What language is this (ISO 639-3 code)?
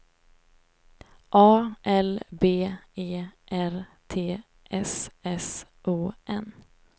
swe